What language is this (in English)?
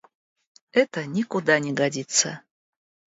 Russian